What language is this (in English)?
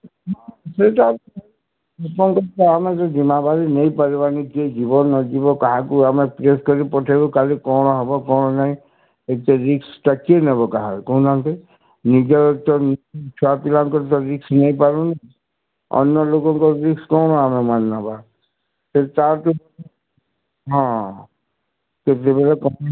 Odia